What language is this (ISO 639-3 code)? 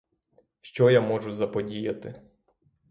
ukr